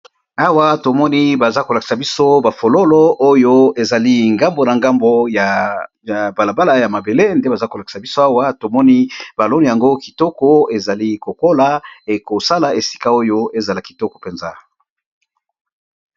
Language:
Lingala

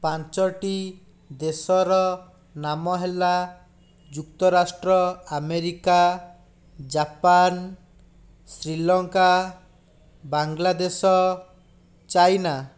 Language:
Odia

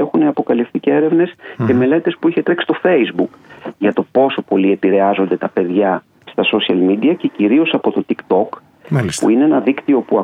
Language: Greek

